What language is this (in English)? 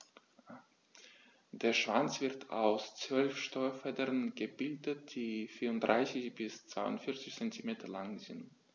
German